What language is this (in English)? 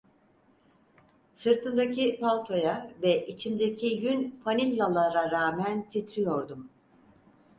Turkish